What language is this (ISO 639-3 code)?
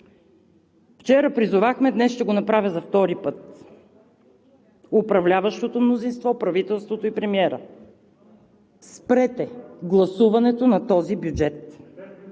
bul